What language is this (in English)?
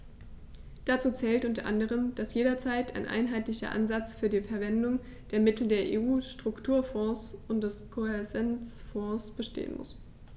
German